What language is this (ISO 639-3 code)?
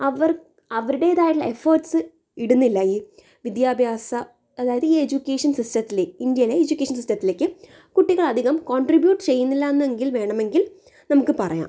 mal